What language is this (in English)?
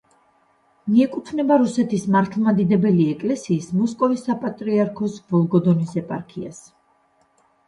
Georgian